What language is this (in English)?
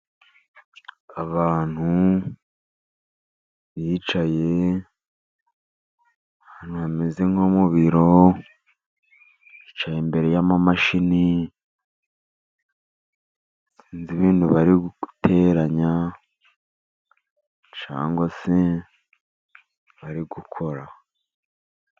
Kinyarwanda